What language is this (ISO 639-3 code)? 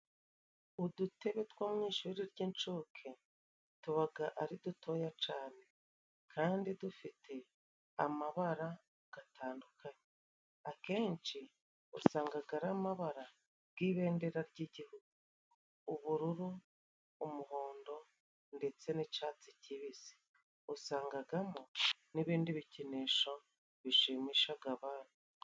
kin